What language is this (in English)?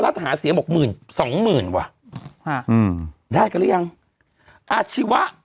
Thai